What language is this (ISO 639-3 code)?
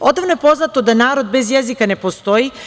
srp